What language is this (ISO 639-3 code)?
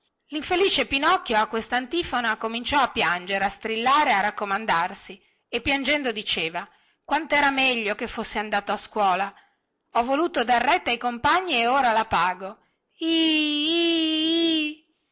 ita